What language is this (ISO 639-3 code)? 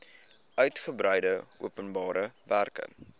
afr